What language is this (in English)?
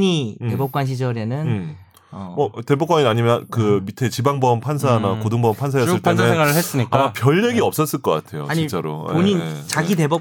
Korean